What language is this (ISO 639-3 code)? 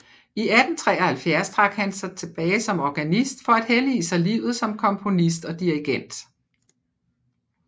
dan